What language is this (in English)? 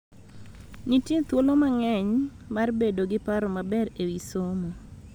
Luo (Kenya and Tanzania)